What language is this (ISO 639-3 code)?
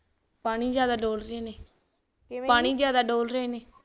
pan